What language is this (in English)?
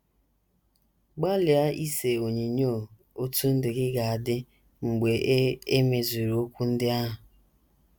Igbo